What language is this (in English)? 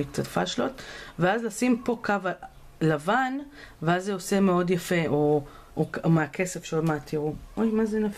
Hebrew